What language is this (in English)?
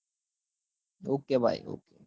Gujarati